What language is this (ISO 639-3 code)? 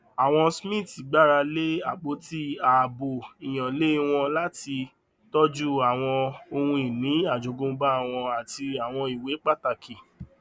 yor